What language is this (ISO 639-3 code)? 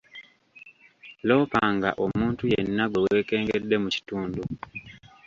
lug